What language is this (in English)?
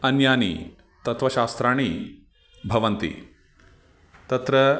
Sanskrit